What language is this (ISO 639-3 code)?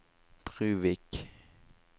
nor